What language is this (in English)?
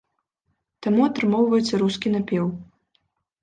Belarusian